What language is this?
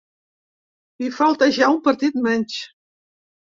Catalan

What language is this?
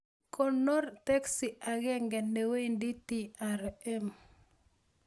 Kalenjin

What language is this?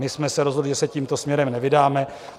Czech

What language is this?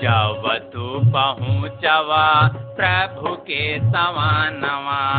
Hindi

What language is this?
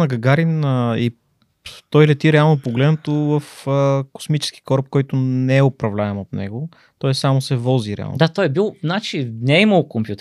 Bulgarian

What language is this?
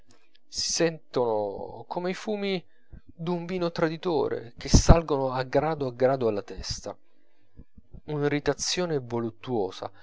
Italian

